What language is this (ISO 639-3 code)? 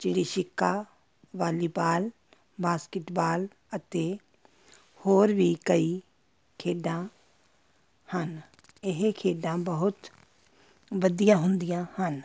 pan